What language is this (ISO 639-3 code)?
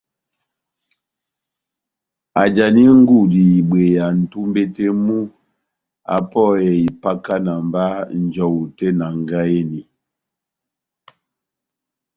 bnm